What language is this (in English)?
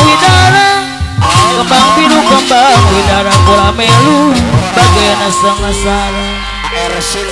Indonesian